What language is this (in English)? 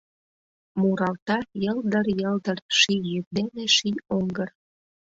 Mari